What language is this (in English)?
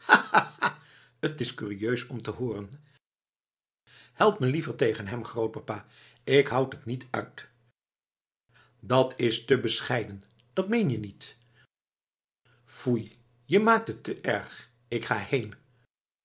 Dutch